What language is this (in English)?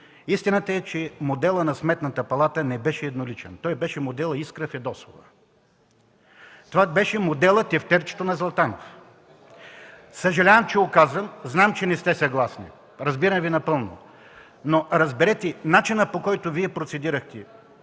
Bulgarian